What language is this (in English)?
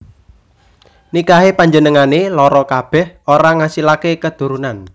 Javanese